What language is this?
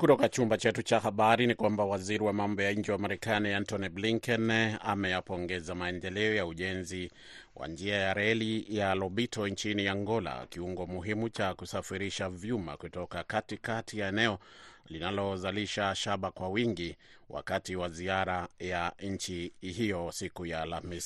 Swahili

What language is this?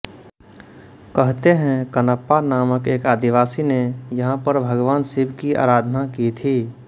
Hindi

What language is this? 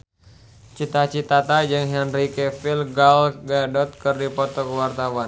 Sundanese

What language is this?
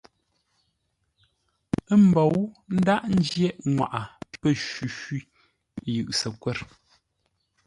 Ngombale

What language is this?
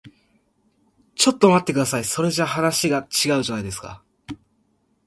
Japanese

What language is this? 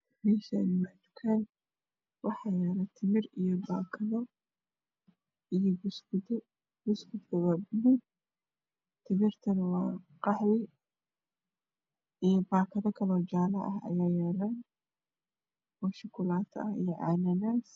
Somali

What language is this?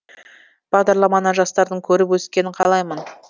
Kazakh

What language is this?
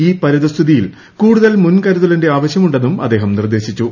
Malayalam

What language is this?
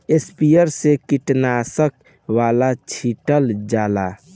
Bhojpuri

